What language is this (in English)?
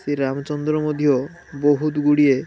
Odia